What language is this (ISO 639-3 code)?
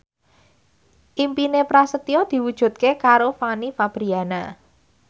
jav